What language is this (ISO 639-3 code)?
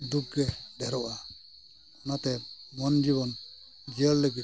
sat